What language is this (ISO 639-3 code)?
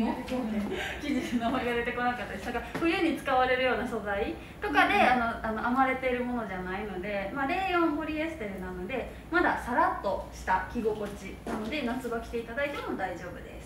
jpn